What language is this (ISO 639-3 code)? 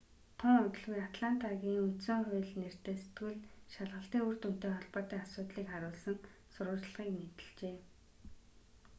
mon